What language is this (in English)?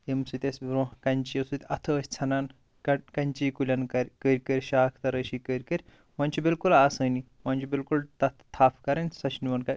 Kashmiri